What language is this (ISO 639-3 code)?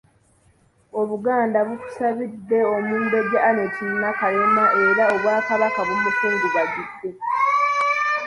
lug